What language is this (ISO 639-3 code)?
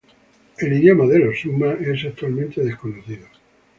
spa